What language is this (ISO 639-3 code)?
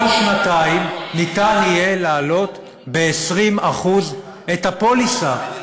heb